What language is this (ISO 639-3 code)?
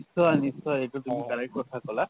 asm